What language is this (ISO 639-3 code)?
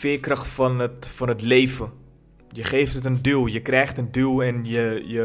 nld